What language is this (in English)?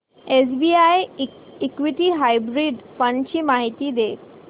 Marathi